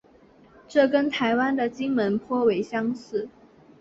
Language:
Chinese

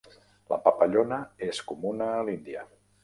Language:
Catalan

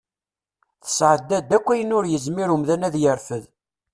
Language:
Kabyle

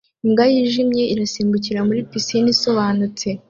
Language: Kinyarwanda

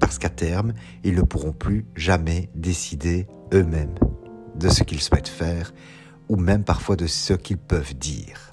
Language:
French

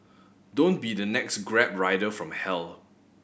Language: English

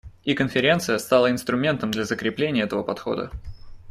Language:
Russian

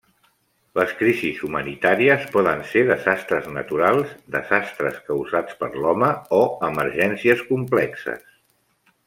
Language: Catalan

